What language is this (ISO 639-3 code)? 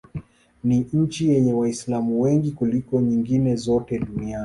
swa